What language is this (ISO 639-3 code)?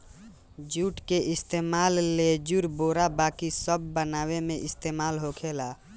bho